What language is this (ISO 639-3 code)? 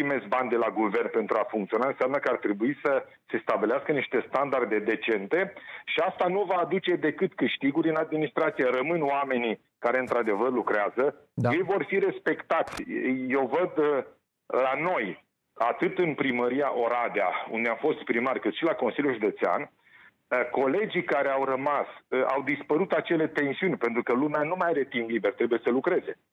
ron